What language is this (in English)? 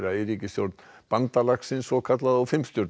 Icelandic